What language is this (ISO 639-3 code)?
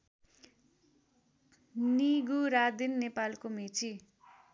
nep